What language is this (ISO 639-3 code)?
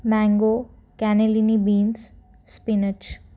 mar